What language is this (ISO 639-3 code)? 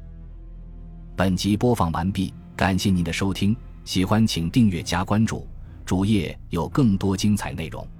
zho